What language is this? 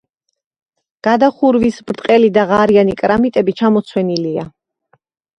Georgian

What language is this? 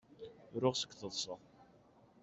Kabyle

